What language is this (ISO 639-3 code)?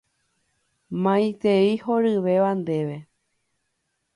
grn